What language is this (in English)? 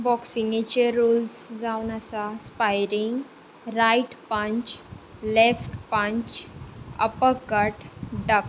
Konkani